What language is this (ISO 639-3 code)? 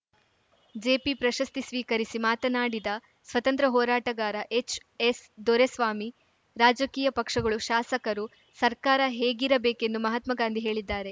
kan